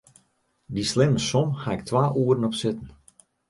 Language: Western Frisian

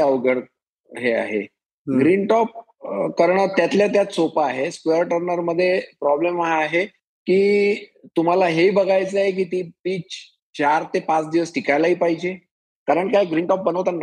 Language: Marathi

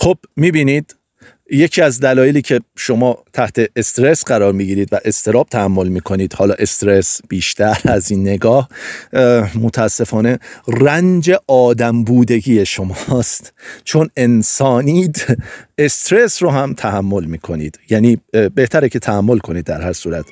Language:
Persian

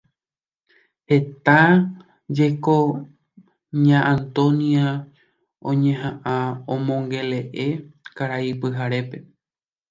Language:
Guarani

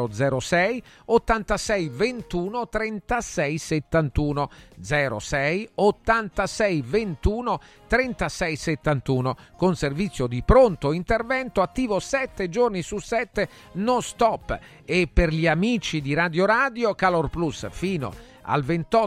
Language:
Italian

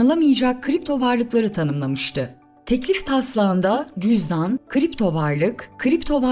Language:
Turkish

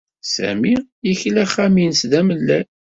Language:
Kabyle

